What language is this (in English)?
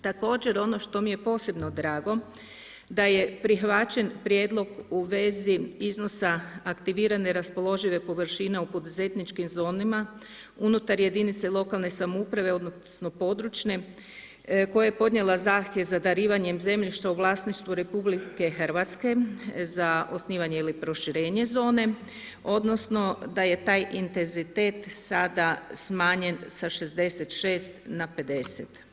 Croatian